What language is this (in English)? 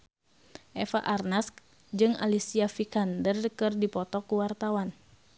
Sundanese